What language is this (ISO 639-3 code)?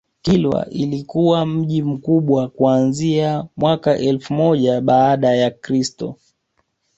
swa